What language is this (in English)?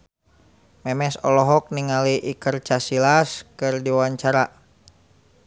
Sundanese